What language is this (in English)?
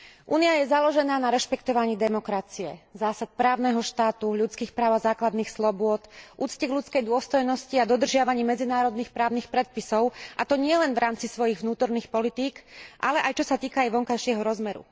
Slovak